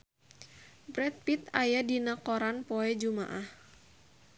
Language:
Sundanese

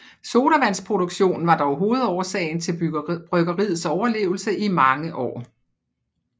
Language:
Danish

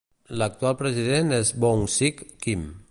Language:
Catalan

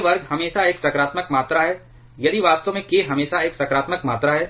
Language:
Hindi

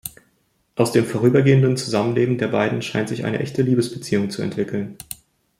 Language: German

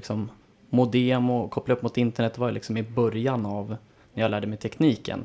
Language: Swedish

